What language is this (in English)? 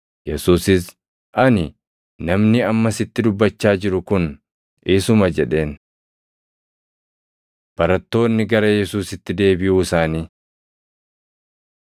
Oromo